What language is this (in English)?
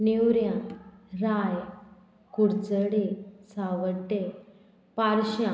Konkani